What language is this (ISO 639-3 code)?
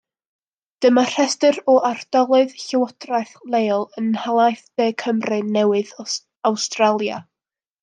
cym